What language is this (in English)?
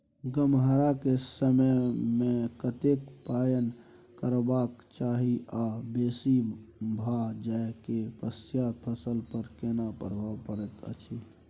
Maithili